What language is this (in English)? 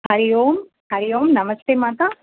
Sanskrit